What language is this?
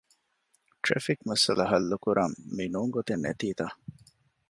Divehi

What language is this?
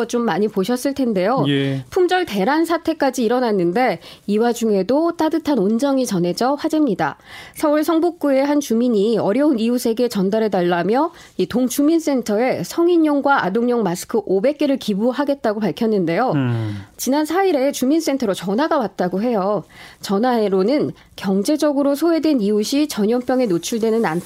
Korean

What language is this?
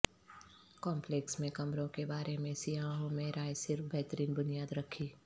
Urdu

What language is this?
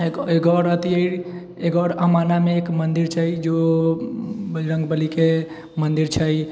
Maithili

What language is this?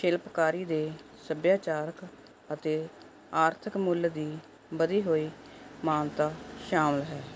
Punjabi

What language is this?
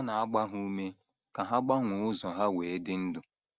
Igbo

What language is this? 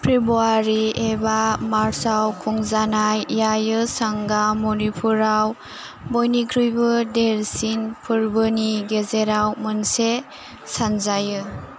Bodo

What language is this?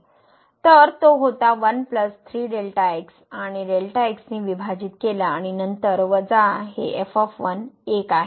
Marathi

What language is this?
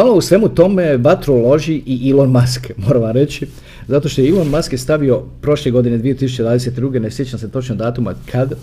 Croatian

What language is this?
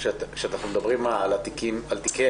Hebrew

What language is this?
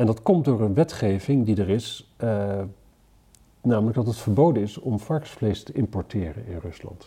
Dutch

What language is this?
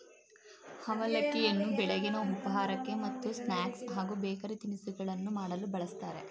Kannada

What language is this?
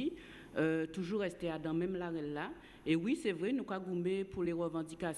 French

